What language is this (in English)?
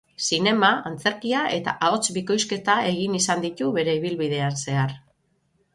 Basque